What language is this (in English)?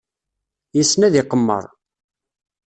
Kabyle